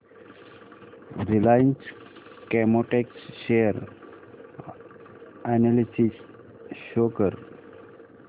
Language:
Marathi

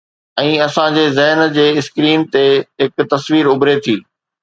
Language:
Sindhi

